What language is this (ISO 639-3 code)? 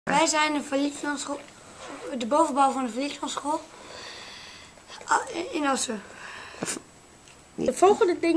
nld